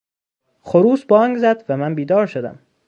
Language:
Persian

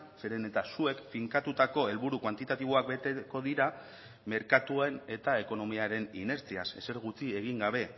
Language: Basque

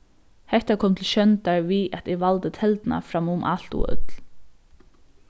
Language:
Faroese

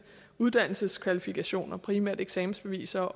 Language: Danish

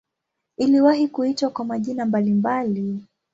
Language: Swahili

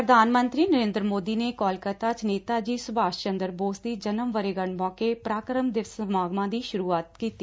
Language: Punjabi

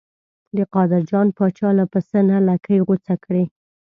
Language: Pashto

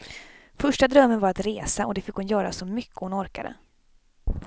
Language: Swedish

